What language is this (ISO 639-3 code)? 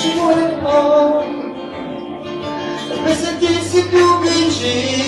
ron